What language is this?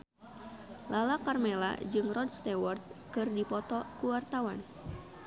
Sundanese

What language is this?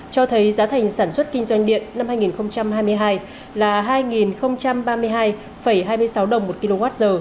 Vietnamese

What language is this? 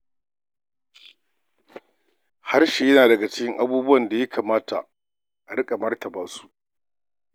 Hausa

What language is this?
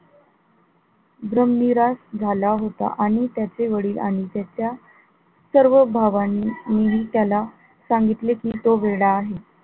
Marathi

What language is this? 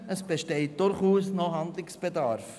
Swiss German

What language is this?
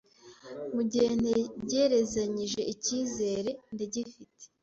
Kinyarwanda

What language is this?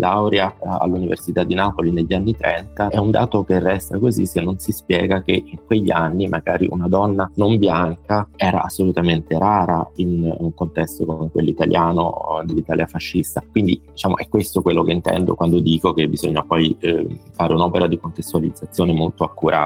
Italian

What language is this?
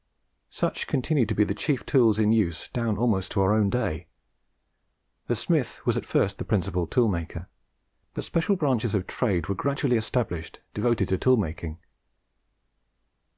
English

